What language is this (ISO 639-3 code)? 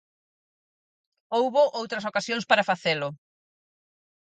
glg